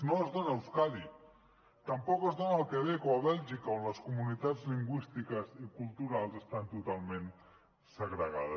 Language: Catalan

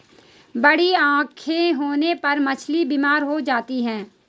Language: Hindi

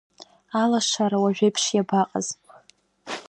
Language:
Abkhazian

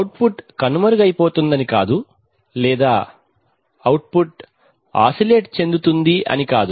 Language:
Telugu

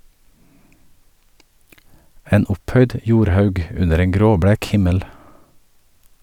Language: Norwegian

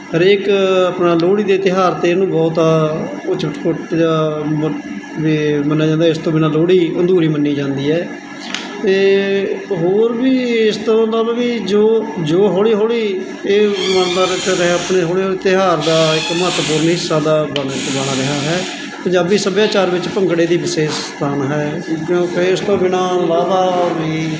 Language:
Punjabi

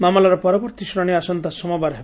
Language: Odia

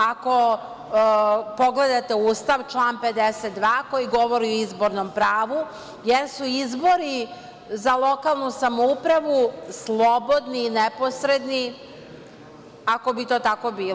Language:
Serbian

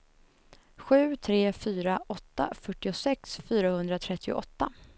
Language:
Swedish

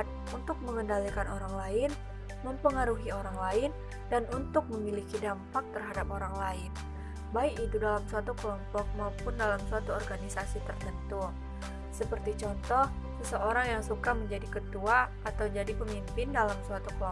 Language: Indonesian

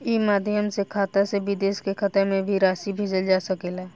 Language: Bhojpuri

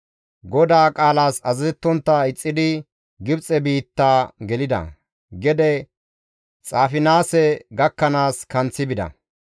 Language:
Gamo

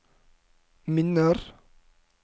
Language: Norwegian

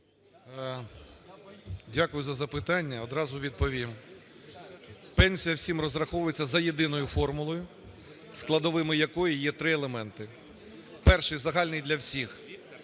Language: Ukrainian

